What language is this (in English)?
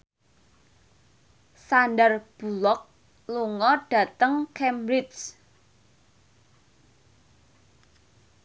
Javanese